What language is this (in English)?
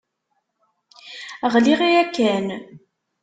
Kabyle